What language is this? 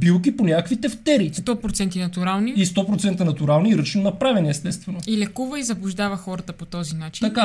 Bulgarian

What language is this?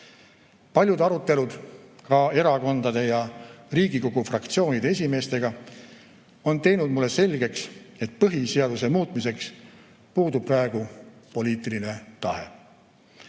Estonian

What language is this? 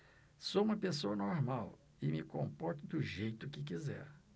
Portuguese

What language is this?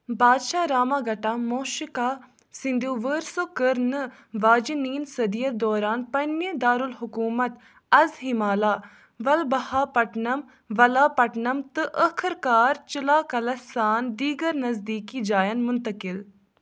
Kashmiri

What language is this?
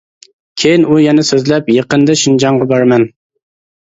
Uyghur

